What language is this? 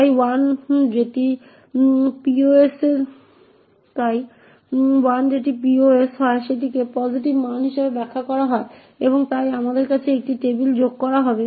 Bangla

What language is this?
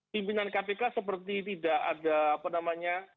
Indonesian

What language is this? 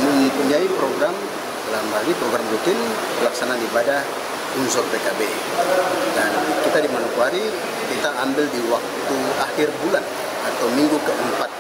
Indonesian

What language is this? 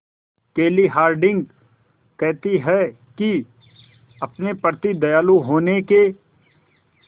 Hindi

